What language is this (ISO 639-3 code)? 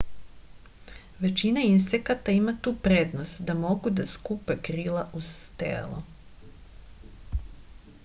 srp